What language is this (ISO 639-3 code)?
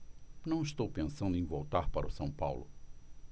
por